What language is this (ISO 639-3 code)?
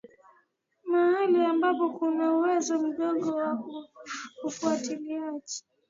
swa